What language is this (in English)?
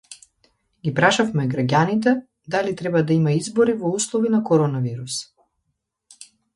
Macedonian